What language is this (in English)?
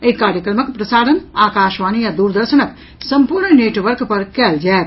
Maithili